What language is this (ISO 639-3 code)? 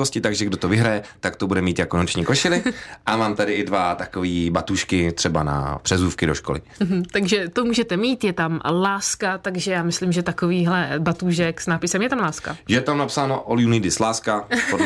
ces